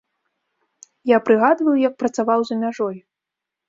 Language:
Belarusian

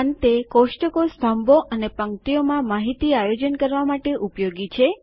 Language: Gujarati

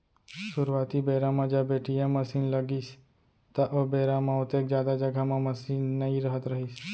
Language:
Chhattisgarhi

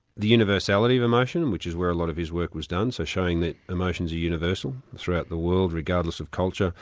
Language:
English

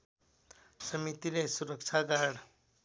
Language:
Nepali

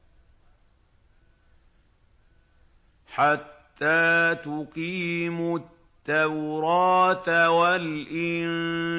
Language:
Arabic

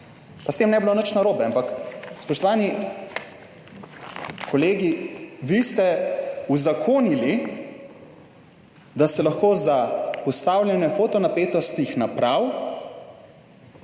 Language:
Slovenian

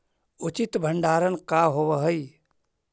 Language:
Magahi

